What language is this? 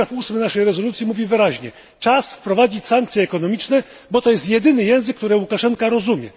Polish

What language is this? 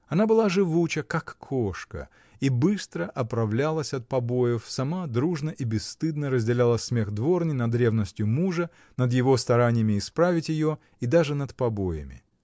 Russian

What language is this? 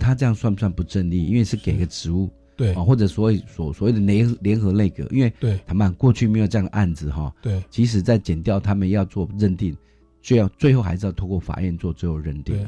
Chinese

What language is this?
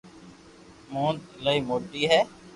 Loarki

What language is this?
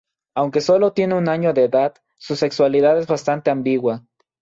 Spanish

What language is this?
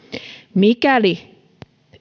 Finnish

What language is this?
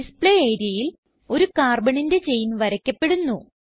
Malayalam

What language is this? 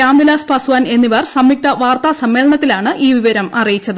Malayalam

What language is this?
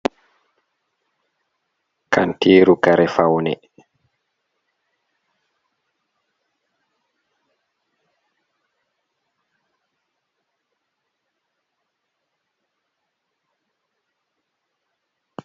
Fula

